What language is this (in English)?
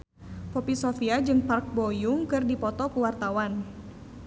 Sundanese